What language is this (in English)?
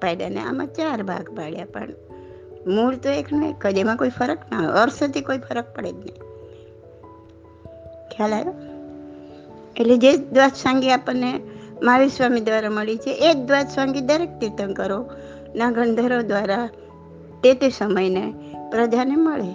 Gujarati